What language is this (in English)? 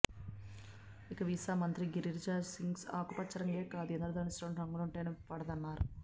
Telugu